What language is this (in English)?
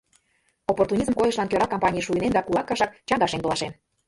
Mari